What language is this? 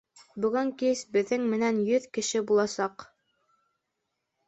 Bashkir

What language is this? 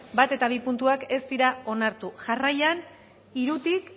Basque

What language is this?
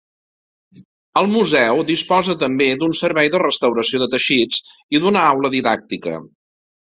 Catalan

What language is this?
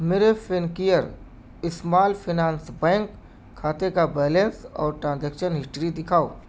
Urdu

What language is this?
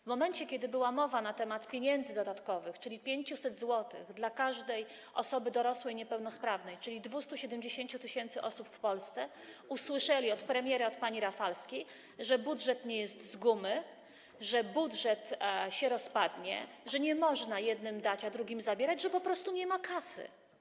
Polish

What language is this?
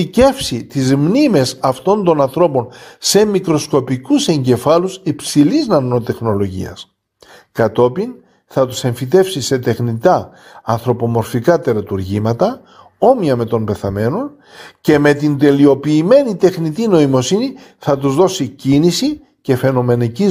Greek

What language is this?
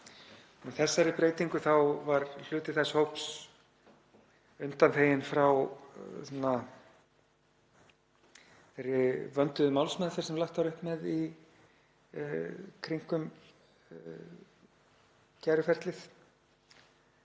Icelandic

